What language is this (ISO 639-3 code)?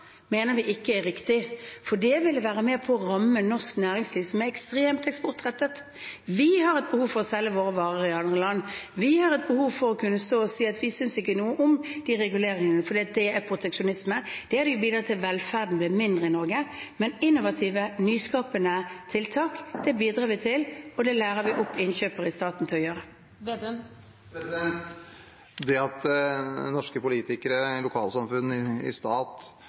nob